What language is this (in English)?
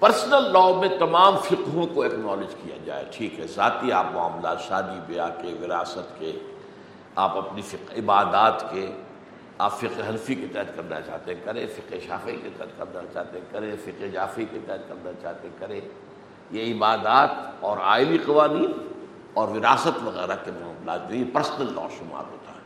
Urdu